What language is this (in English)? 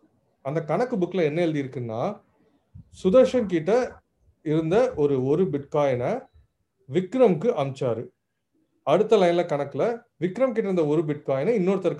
Tamil